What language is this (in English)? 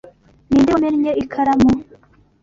Kinyarwanda